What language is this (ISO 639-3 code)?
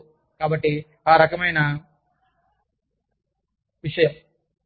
tel